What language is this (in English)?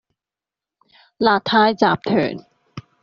Cantonese